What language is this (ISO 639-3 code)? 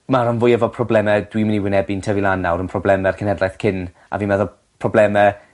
cym